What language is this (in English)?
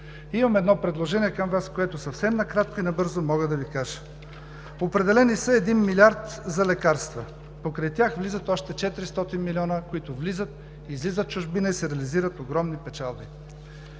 Bulgarian